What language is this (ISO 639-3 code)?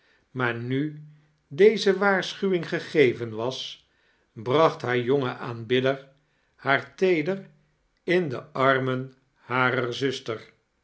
nld